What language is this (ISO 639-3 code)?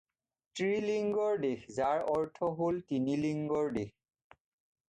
asm